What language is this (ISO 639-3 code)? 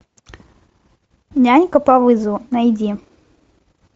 rus